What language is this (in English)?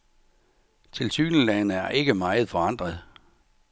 Danish